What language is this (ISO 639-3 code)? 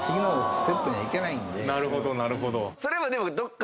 jpn